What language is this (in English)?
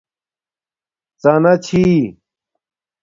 Domaaki